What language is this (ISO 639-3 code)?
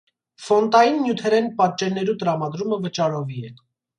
hye